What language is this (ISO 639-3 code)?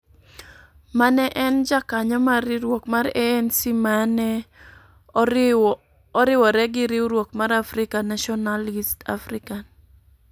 luo